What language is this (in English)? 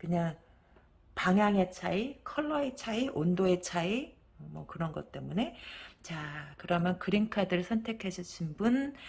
Korean